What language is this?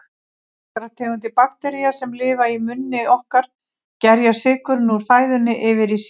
Icelandic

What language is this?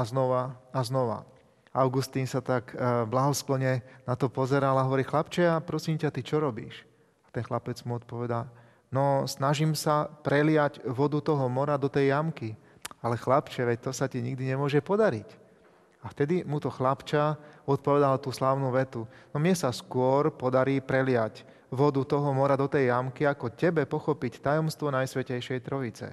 Slovak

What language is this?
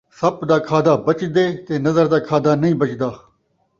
Saraiki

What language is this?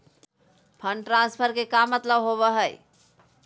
Magahi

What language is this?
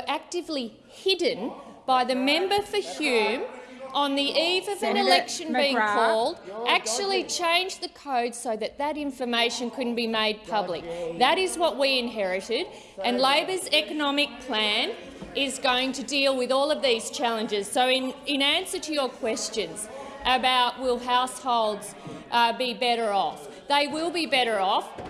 English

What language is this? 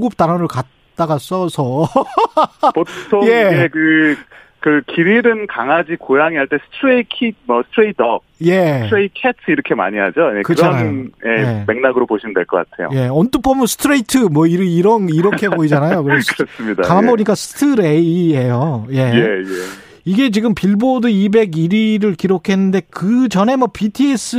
Korean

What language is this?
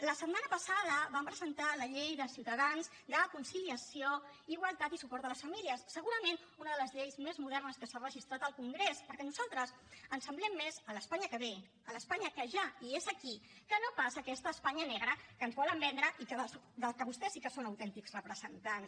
Catalan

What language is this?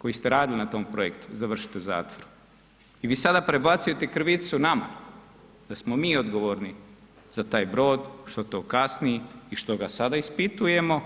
Croatian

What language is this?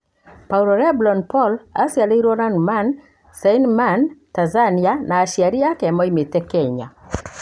Kikuyu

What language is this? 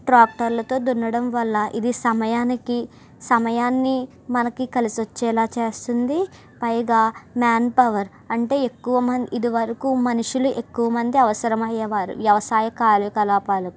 Telugu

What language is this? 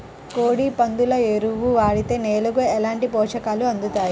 Telugu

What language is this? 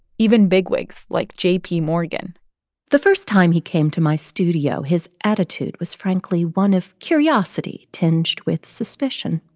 English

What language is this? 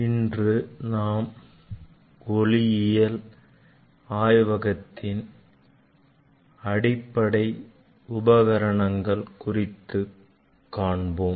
Tamil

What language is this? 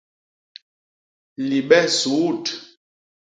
Basaa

